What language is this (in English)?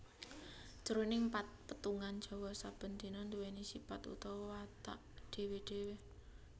Javanese